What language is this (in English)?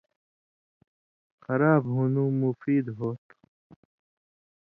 Indus Kohistani